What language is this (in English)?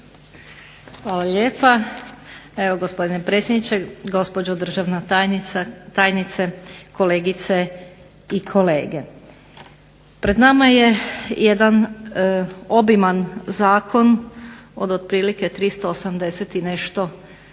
Croatian